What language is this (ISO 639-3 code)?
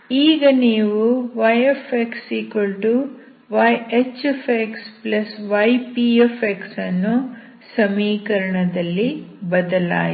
kan